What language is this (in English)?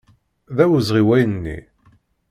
Kabyle